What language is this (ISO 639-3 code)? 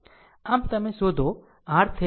guj